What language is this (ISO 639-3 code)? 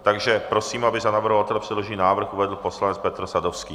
ces